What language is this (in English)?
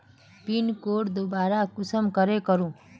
Magahi